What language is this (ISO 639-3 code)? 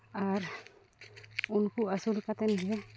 sat